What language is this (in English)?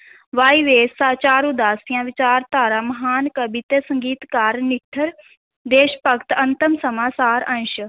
Punjabi